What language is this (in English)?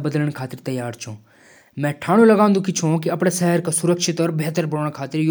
Jaunsari